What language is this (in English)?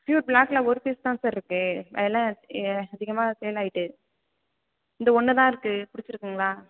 Tamil